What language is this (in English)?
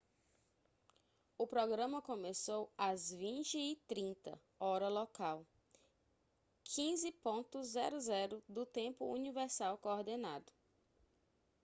Portuguese